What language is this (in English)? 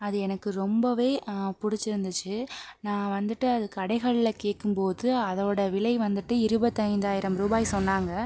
Tamil